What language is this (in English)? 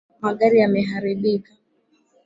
Swahili